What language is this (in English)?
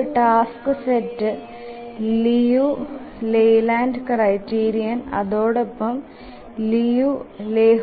Malayalam